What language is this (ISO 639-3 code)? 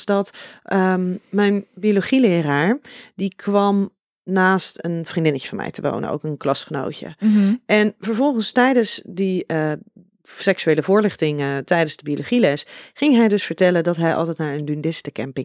nld